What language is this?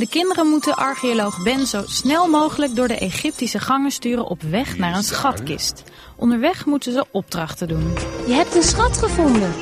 Dutch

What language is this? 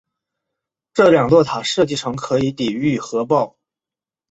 Chinese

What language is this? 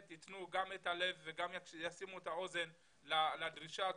Hebrew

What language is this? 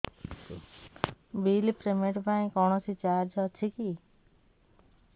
Odia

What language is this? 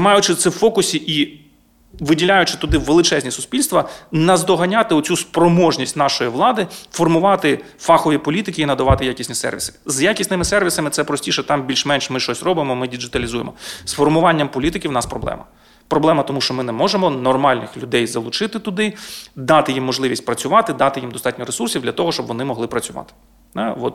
Ukrainian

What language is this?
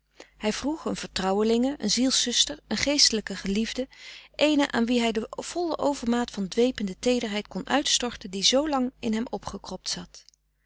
Dutch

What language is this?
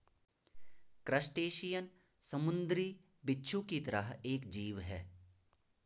Hindi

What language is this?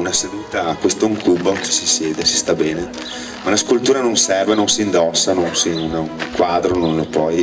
Italian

